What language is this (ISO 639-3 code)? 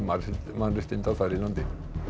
isl